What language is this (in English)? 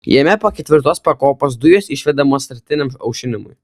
Lithuanian